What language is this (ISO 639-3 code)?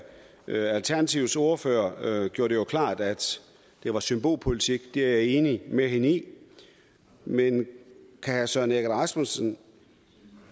dan